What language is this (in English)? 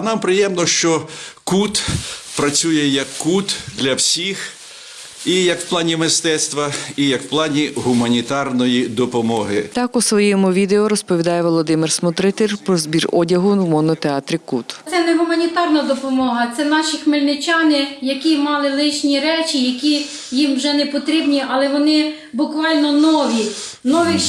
Ukrainian